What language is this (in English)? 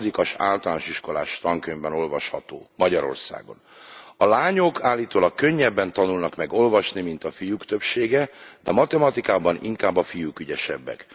Hungarian